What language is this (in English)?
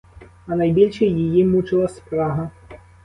Ukrainian